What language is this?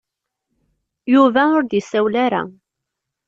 Kabyle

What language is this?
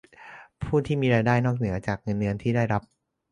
Thai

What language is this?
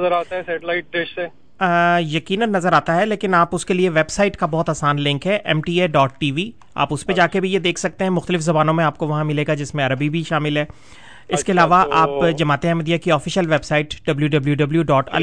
Urdu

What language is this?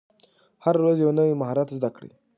Pashto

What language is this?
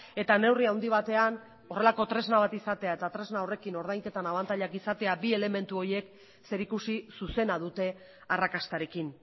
Basque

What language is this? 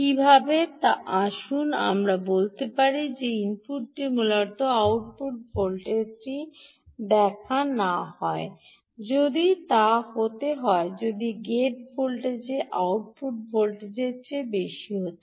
Bangla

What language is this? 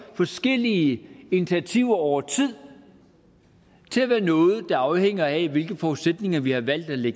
Danish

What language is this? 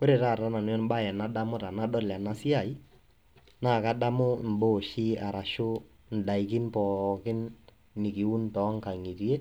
Masai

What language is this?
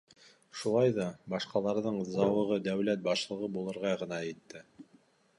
Bashkir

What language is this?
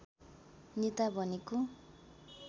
Nepali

